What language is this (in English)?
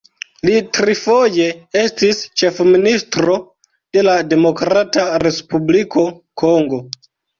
Esperanto